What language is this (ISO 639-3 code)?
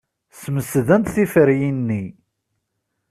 kab